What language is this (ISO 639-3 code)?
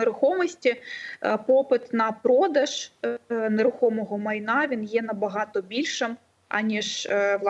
ukr